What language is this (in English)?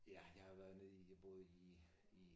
Danish